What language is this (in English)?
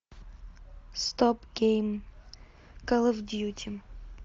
Russian